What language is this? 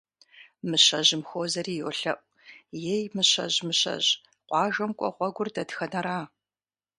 Kabardian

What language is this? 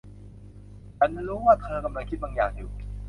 Thai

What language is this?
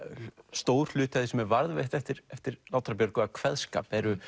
Icelandic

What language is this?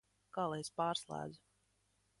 Latvian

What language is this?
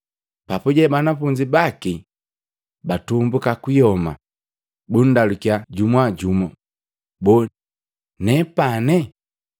Matengo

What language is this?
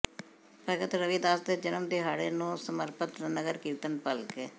Punjabi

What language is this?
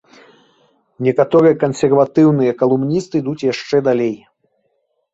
Belarusian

